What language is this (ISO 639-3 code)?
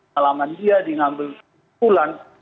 ind